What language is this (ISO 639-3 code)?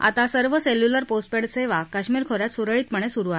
mar